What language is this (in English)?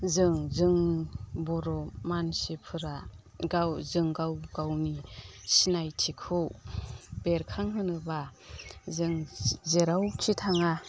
Bodo